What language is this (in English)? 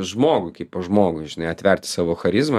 Lithuanian